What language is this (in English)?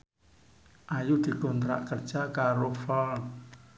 Javanese